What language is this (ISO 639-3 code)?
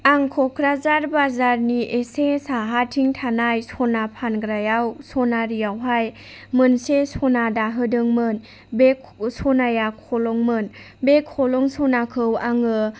brx